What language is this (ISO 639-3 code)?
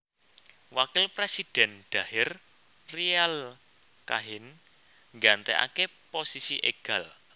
jav